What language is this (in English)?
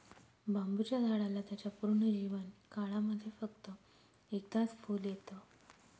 Marathi